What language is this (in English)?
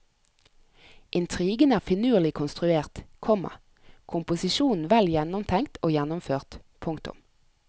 Norwegian